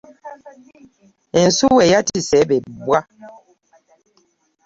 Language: Ganda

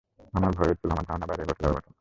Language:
Bangla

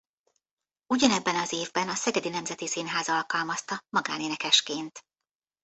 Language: Hungarian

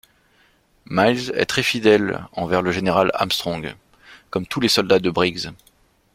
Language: French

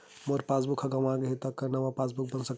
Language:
Chhattisgarhi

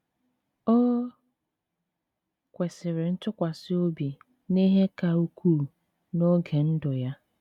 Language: Igbo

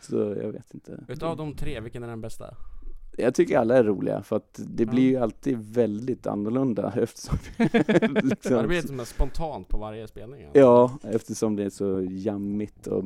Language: Swedish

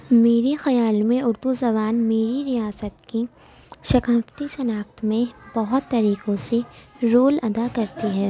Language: Urdu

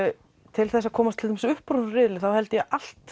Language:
Icelandic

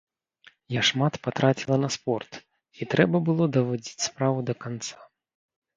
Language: Belarusian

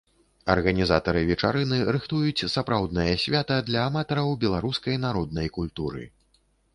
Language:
Belarusian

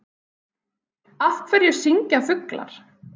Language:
Icelandic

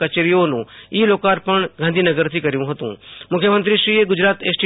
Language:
Gujarati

